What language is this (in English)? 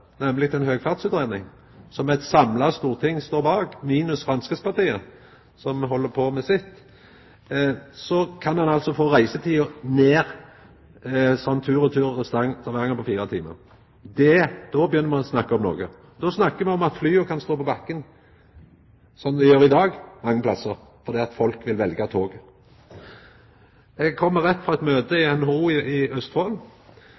Norwegian Nynorsk